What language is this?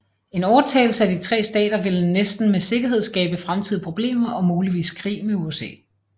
Danish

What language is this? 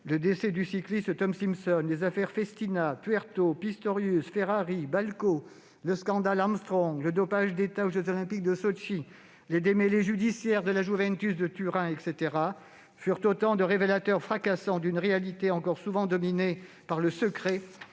French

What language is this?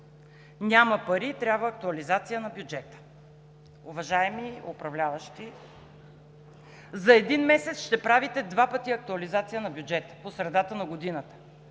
Bulgarian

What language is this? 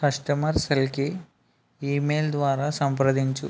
Telugu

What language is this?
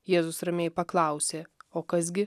Lithuanian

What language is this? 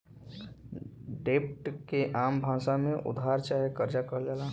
Bhojpuri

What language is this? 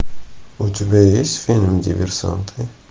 Russian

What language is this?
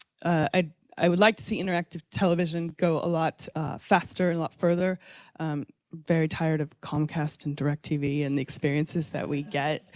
English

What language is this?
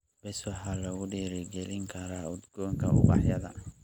Somali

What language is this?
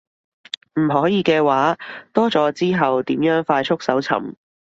Cantonese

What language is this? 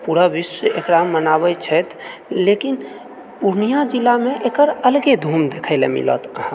Maithili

